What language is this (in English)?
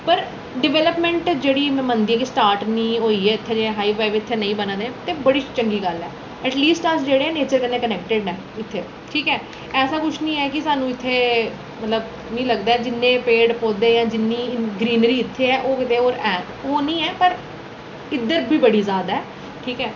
Dogri